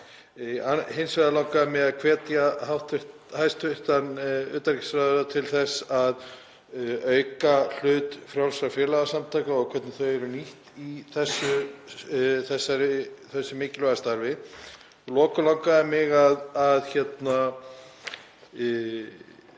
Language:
Icelandic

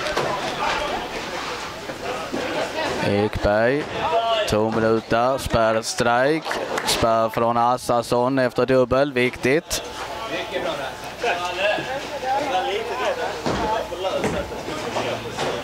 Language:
Swedish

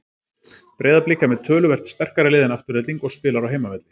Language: Icelandic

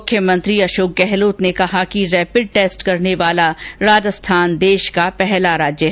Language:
Hindi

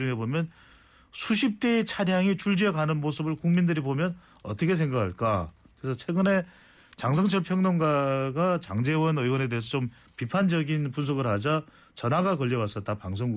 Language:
Korean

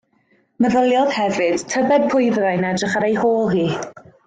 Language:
Welsh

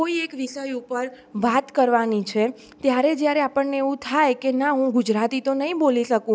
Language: Gujarati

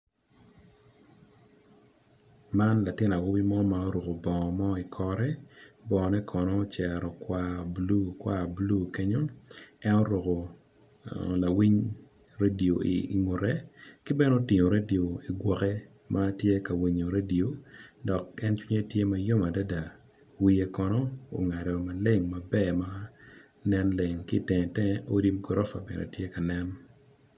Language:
Acoli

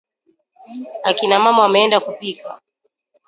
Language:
Swahili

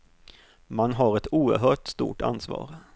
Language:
Swedish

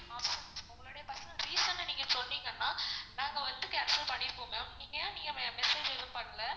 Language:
Tamil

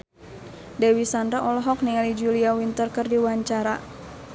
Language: Sundanese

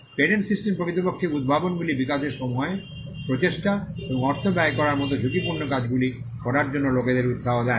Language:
Bangla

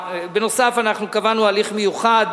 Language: Hebrew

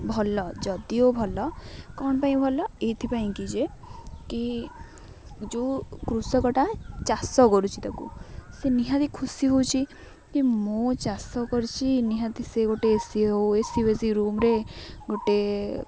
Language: Odia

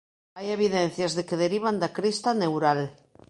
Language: Galician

